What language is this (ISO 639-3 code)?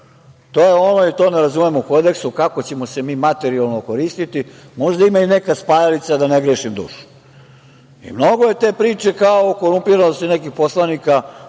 srp